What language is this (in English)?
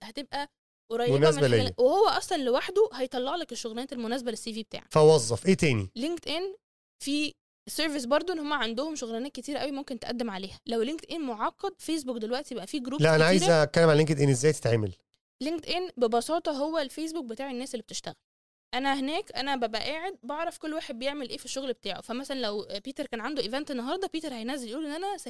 Arabic